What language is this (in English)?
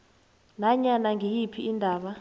South Ndebele